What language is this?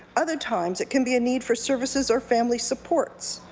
English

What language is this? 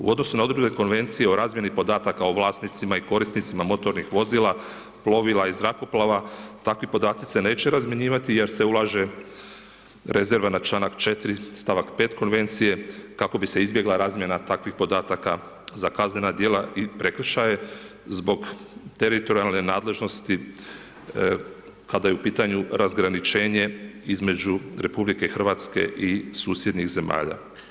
Croatian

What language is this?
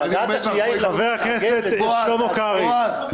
Hebrew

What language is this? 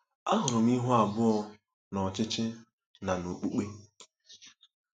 Igbo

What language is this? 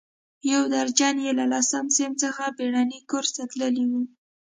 Pashto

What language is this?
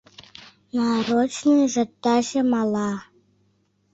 Mari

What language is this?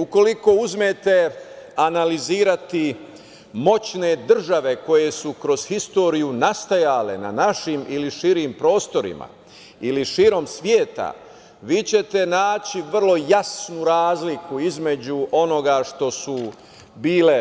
Serbian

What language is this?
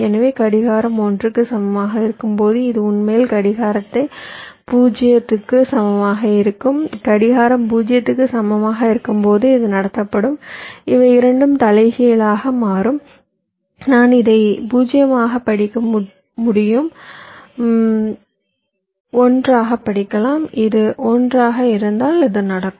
Tamil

